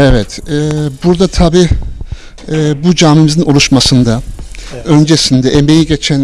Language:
Turkish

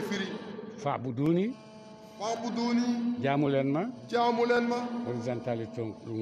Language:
Turkish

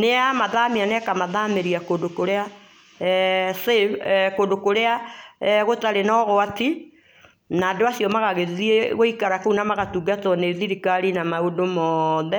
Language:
Kikuyu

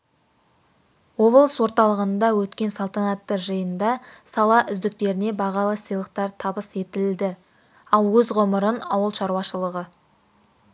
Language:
Kazakh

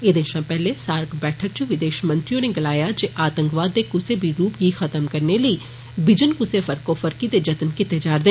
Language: Dogri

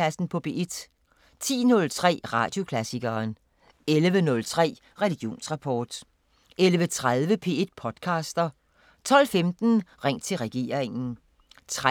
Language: Danish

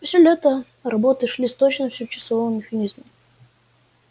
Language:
Russian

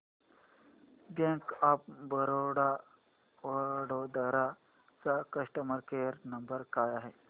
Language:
Marathi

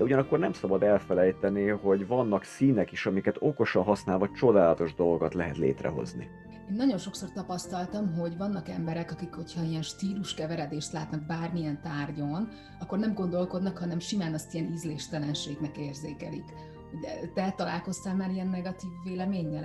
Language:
Hungarian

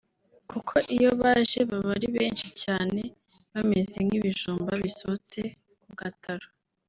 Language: Kinyarwanda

